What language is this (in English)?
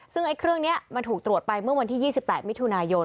Thai